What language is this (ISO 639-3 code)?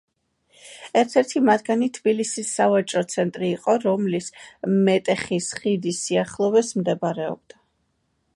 kat